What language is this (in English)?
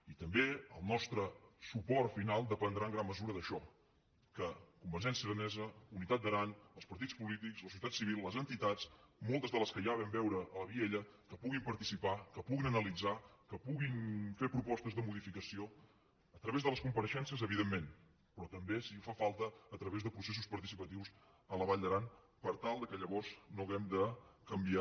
Catalan